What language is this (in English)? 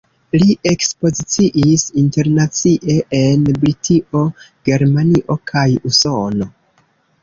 Esperanto